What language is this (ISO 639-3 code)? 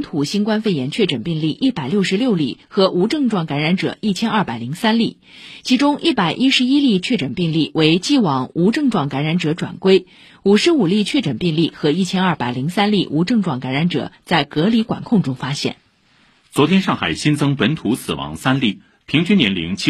zho